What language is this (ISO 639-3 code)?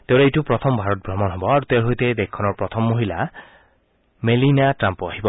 asm